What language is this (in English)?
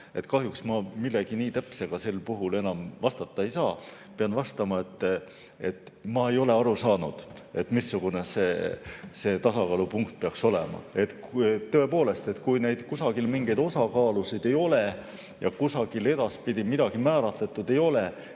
Estonian